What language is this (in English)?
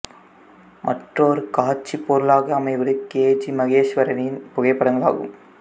Tamil